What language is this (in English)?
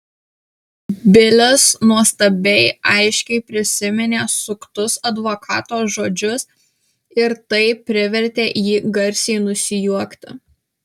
Lithuanian